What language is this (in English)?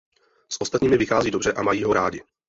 Czech